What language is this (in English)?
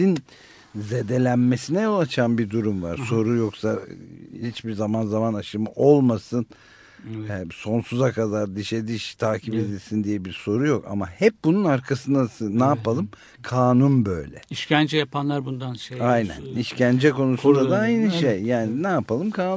Turkish